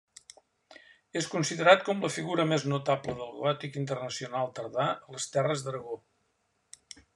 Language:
Catalan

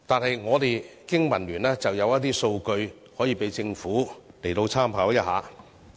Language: Cantonese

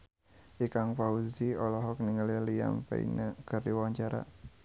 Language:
Sundanese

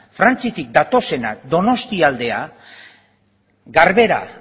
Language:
Basque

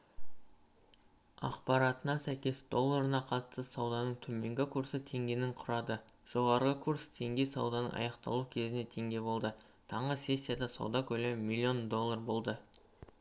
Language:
Kazakh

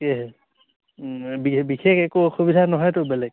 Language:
Assamese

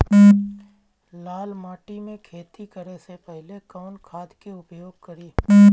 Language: Bhojpuri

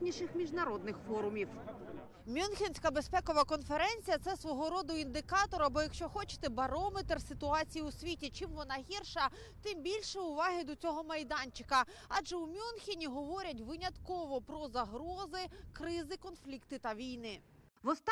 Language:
Ukrainian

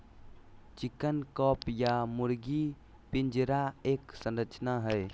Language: Magahi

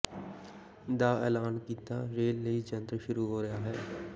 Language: Punjabi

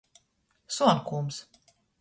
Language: Latgalian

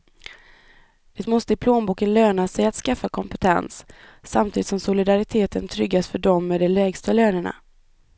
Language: Swedish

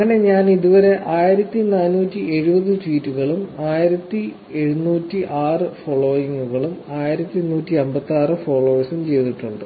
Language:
Malayalam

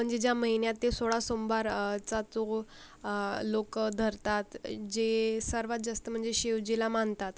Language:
Marathi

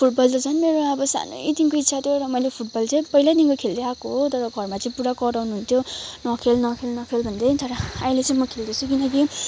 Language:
Nepali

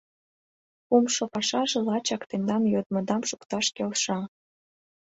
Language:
Mari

